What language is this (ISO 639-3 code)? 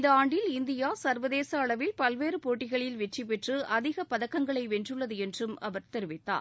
tam